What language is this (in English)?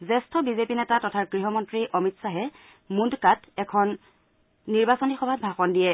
Assamese